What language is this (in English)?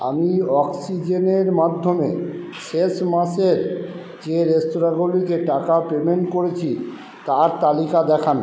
Bangla